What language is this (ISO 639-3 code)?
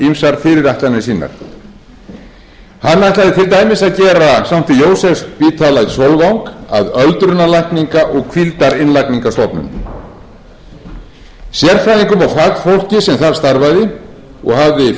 isl